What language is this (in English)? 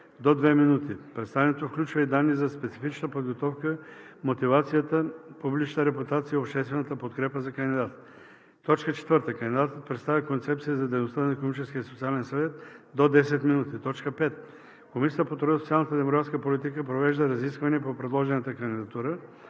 Bulgarian